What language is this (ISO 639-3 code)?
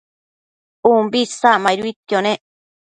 mcf